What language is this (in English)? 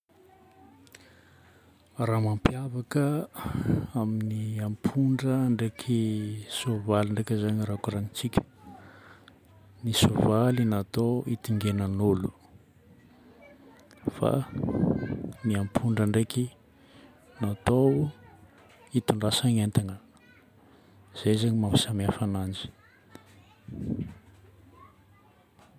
Northern Betsimisaraka Malagasy